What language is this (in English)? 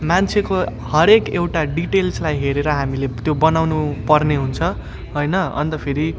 Nepali